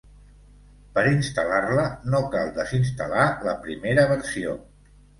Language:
Catalan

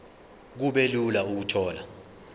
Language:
Zulu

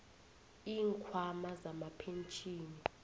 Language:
South Ndebele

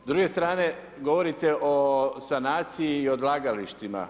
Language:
Croatian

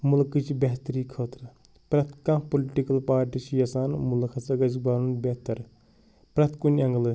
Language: Kashmiri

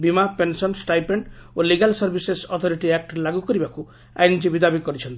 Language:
Odia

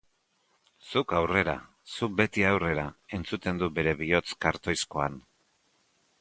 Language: Basque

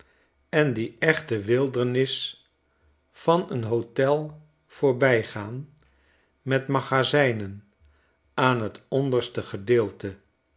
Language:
Dutch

